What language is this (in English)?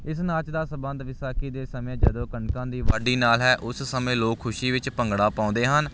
Punjabi